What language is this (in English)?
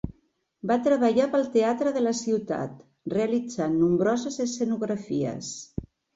Catalan